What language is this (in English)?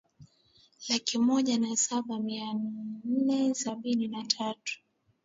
Swahili